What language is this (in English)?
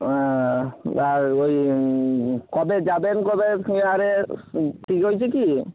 Bangla